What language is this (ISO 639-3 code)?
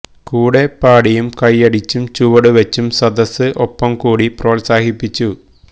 mal